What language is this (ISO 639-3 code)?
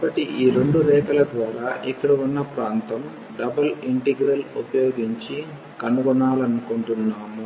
tel